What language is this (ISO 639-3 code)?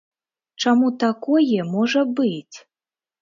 bel